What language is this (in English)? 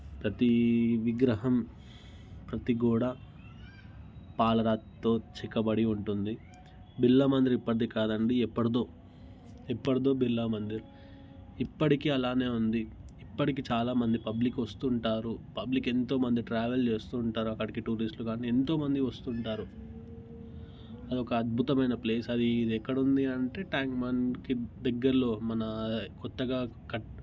Telugu